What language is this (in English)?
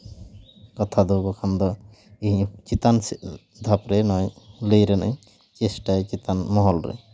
Santali